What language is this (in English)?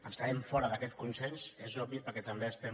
Catalan